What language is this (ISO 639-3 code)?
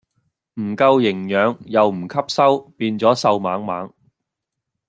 yue